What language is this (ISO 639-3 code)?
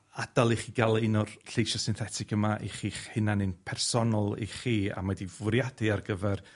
cym